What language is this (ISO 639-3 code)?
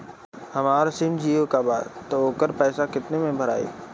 bho